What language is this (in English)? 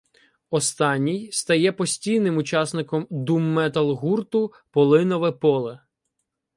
Ukrainian